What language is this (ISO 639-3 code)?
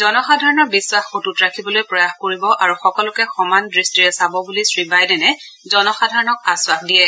asm